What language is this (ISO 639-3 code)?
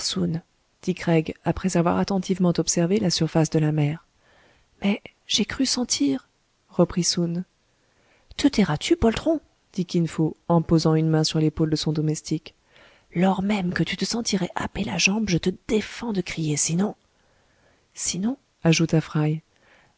fra